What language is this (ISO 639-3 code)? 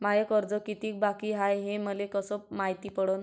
mar